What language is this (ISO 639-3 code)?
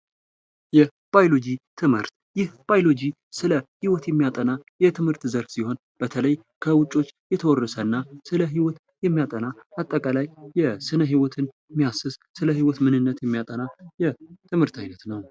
amh